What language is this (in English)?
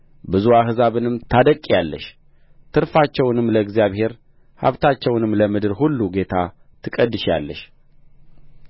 Amharic